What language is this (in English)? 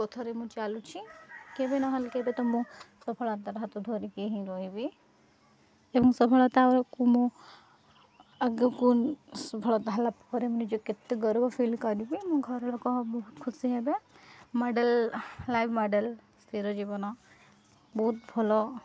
Odia